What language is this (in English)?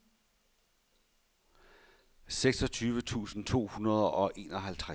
Danish